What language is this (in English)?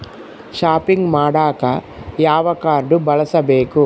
Kannada